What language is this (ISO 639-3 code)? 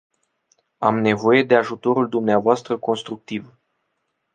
ron